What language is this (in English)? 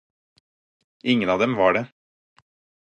Norwegian Bokmål